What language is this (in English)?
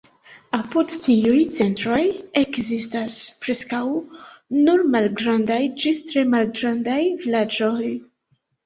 Esperanto